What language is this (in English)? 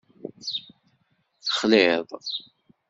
Kabyle